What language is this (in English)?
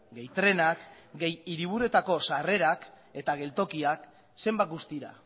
Basque